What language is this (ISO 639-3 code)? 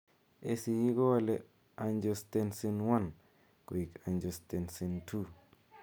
kln